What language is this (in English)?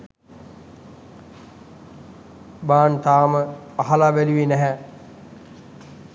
Sinhala